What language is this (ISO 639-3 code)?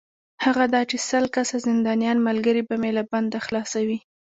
pus